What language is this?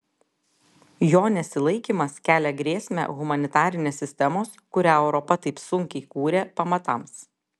Lithuanian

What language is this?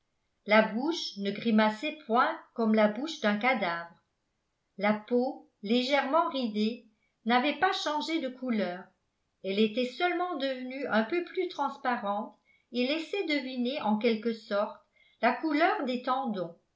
French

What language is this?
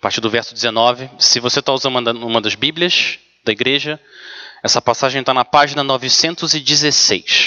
Portuguese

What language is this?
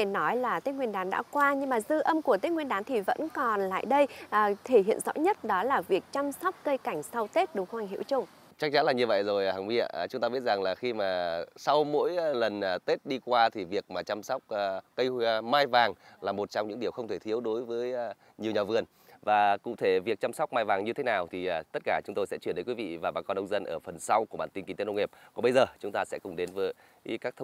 Vietnamese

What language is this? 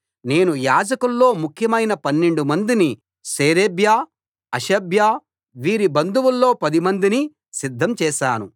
Telugu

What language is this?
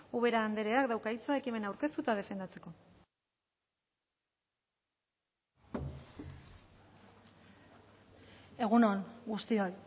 Basque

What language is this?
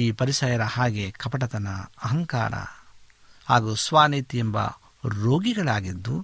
Kannada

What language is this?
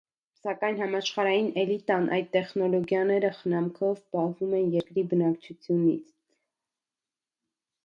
Armenian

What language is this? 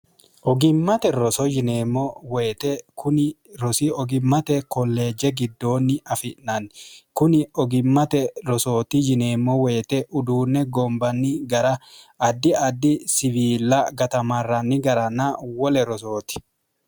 Sidamo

